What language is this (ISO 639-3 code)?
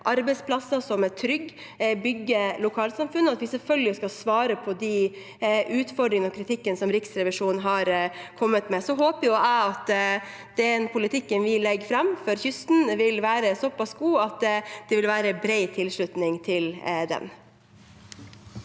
nor